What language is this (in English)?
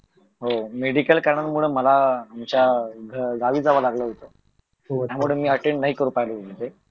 Marathi